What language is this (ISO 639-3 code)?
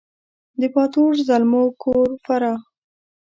pus